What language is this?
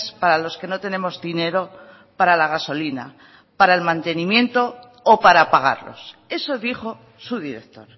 Spanish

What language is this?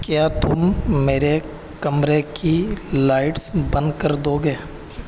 Urdu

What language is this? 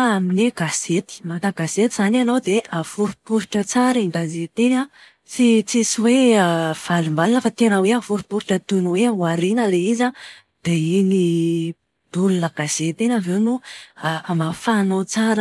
Malagasy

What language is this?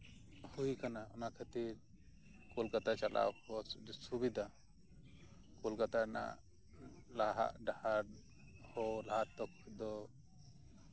Santali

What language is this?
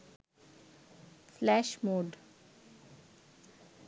Bangla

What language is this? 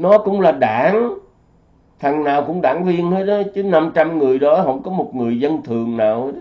Vietnamese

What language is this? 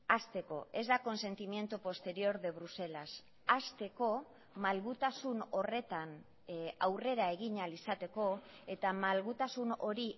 Basque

